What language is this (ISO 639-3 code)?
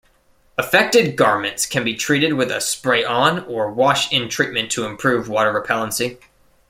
eng